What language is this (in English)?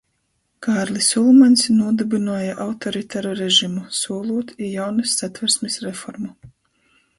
Latgalian